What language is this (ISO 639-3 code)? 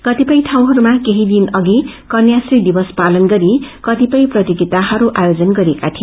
nep